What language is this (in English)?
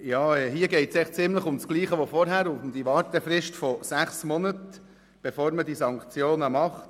Swiss German